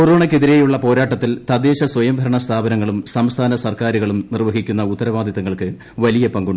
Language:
Malayalam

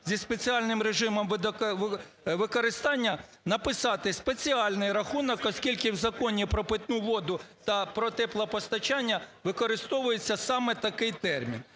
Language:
Ukrainian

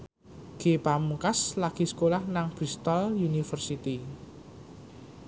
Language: Javanese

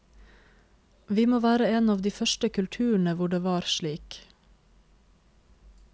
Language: Norwegian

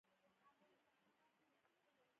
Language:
Pashto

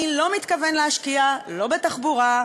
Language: Hebrew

